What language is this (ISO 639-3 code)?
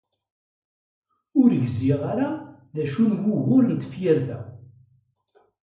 kab